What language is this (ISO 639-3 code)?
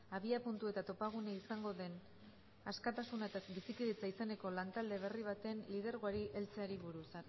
eus